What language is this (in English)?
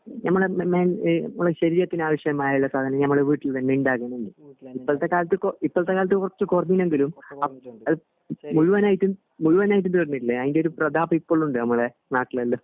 Malayalam